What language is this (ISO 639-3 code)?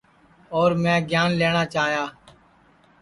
ssi